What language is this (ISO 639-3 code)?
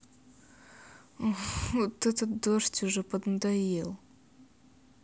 rus